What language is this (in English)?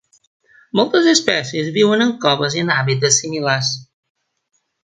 Catalan